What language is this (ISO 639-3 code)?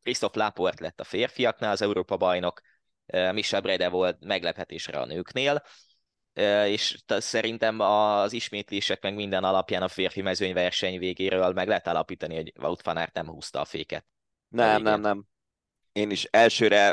hun